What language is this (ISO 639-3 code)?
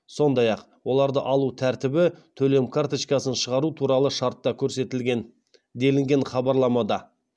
kaz